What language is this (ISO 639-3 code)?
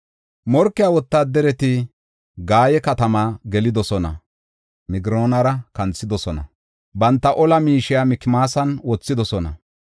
gof